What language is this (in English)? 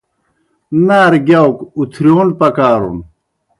Kohistani Shina